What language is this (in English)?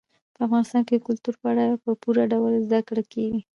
Pashto